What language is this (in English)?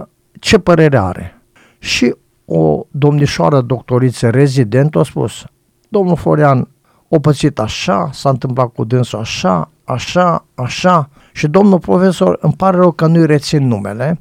Romanian